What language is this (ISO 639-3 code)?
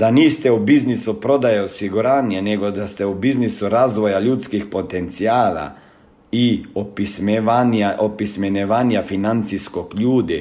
hrv